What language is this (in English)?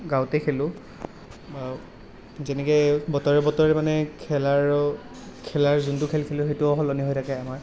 Assamese